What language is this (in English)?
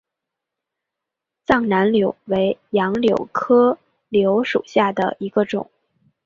Chinese